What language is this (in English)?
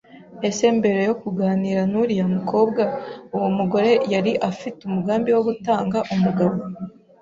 Kinyarwanda